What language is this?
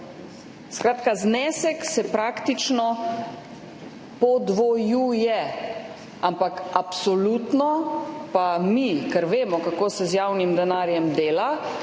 Slovenian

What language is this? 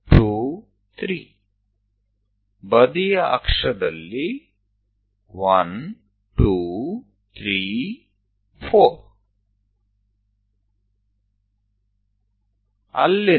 Kannada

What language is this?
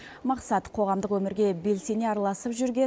Kazakh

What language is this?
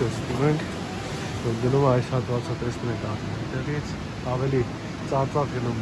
Turkish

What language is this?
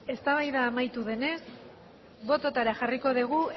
Basque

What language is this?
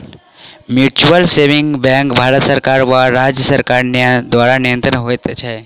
Maithili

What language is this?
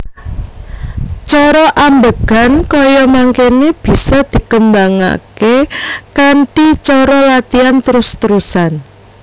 Javanese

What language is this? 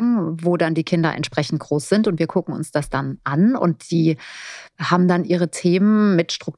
German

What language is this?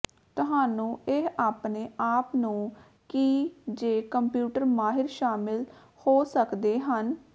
Punjabi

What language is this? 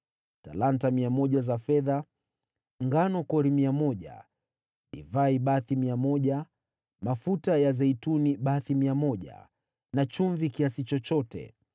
Swahili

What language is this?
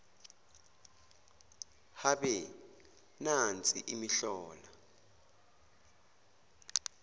Zulu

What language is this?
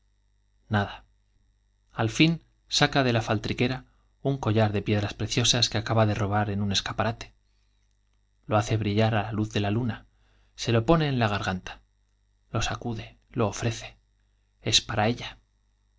Spanish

